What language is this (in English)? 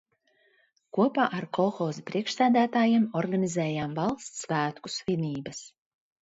Latvian